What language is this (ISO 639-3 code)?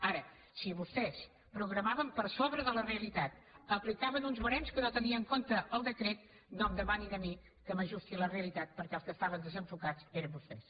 cat